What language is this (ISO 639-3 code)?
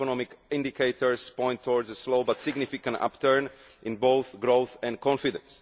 eng